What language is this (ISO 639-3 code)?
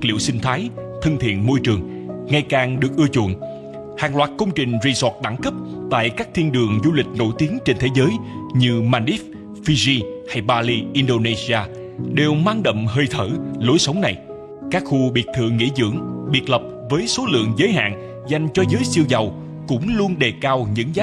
vie